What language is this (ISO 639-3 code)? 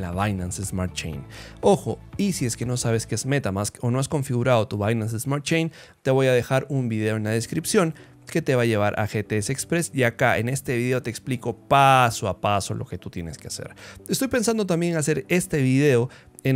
spa